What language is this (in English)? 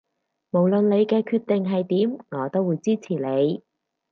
Cantonese